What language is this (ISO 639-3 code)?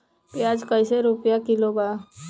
bho